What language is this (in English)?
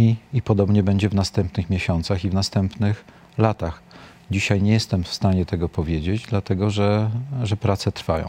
Polish